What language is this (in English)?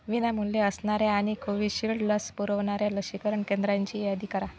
Marathi